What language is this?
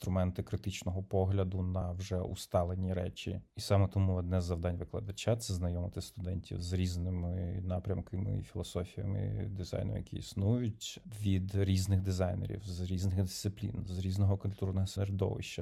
Ukrainian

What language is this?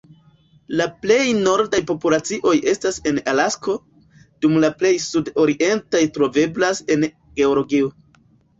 Esperanto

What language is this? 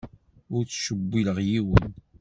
Kabyle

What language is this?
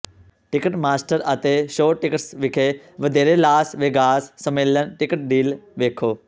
Punjabi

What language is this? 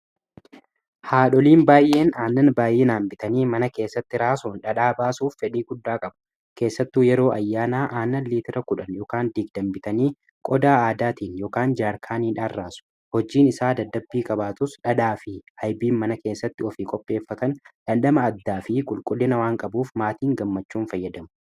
Oromo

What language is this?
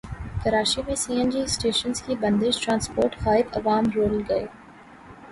Urdu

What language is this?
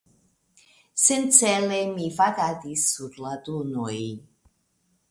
Esperanto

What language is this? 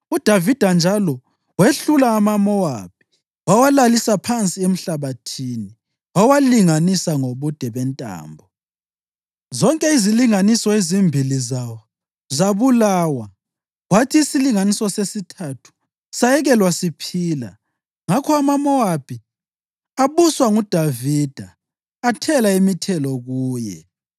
North Ndebele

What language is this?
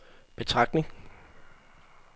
Danish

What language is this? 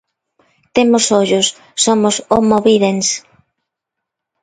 Galician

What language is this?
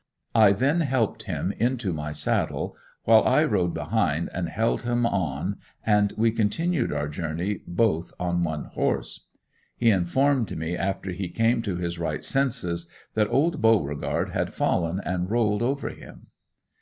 English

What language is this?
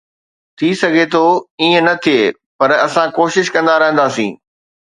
Sindhi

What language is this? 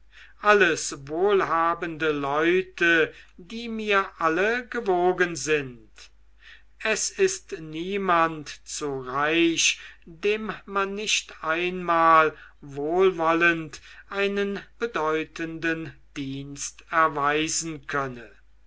German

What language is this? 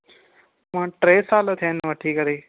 Sindhi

